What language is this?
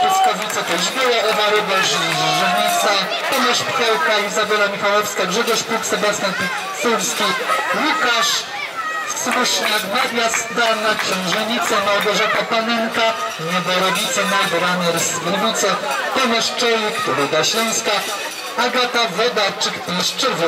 Polish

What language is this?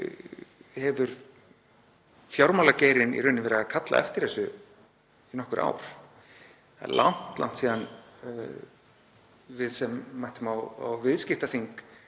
Icelandic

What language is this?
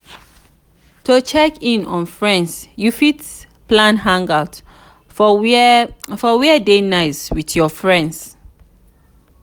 Nigerian Pidgin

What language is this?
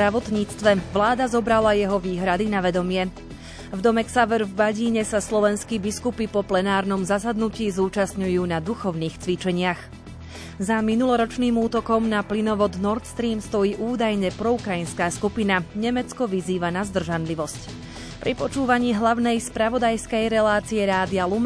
Slovak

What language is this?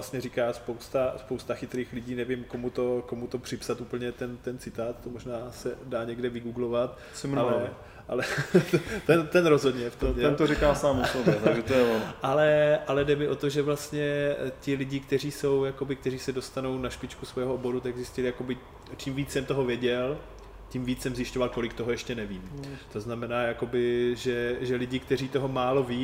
Czech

